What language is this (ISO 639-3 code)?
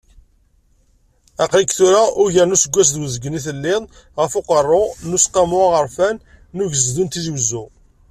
kab